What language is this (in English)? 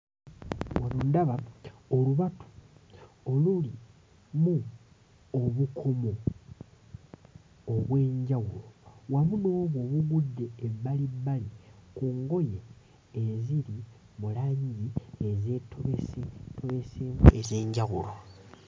Ganda